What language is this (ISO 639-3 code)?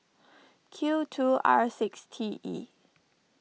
eng